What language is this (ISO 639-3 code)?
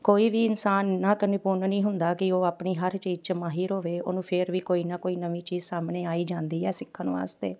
pan